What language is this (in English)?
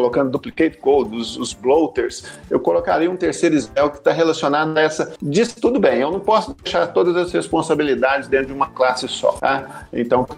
Portuguese